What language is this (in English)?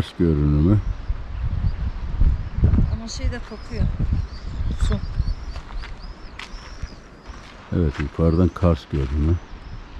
Turkish